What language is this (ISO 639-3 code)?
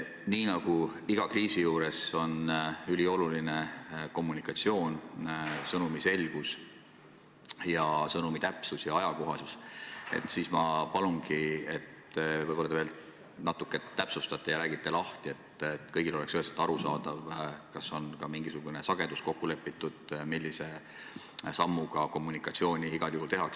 est